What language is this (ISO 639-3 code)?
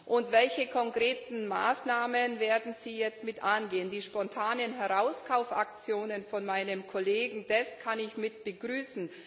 deu